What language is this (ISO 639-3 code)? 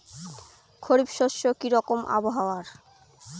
ben